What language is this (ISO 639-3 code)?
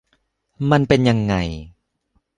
tha